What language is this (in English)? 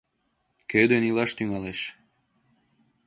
Mari